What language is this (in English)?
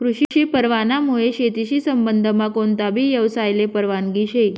Marathi